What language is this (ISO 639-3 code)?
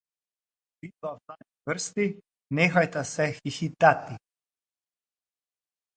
slv